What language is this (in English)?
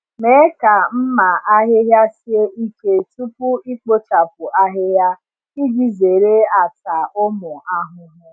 Igbo